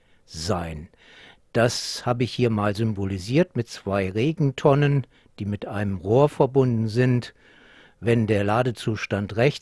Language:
German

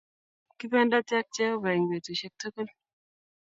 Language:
Kalenjin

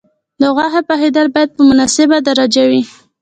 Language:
Pashto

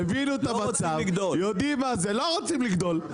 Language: Hebrew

